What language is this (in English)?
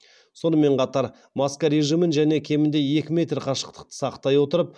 Kazakh